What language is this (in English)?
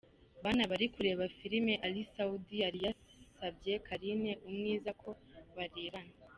Kinyarwanda